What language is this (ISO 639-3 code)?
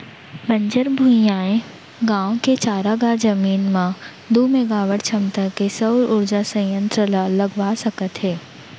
hne